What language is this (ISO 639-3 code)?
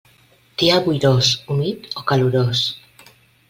cat